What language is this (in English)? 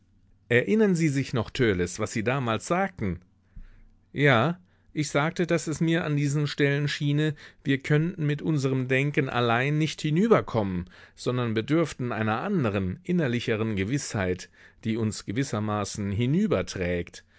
German